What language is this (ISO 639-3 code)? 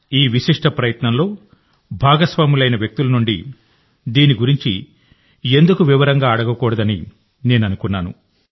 tel